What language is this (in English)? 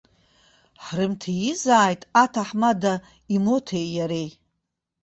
Abkhazian